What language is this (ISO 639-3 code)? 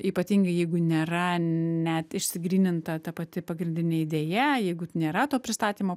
lit